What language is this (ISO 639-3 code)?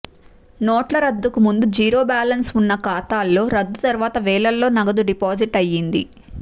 tel